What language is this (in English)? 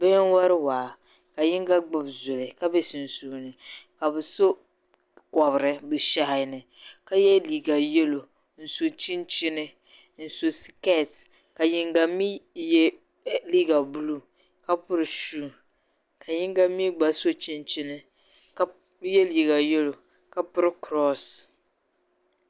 Dagbani